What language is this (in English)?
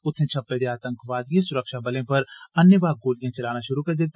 Dogri